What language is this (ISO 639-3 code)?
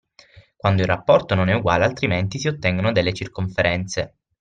ita